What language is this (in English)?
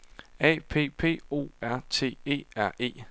Danish